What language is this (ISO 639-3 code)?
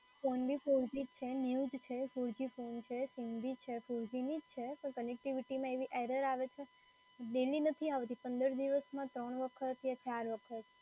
guj